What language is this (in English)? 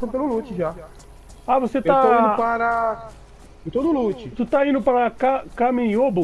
Portuguese